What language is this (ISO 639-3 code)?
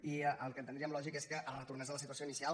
cat